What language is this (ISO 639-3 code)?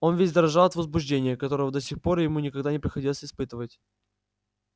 rus